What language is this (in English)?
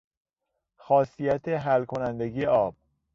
Persian